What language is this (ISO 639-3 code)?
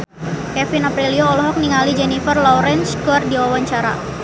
sun